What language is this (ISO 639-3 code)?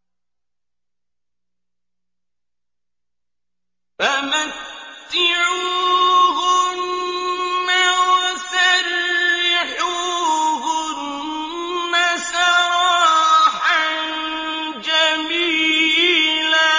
ara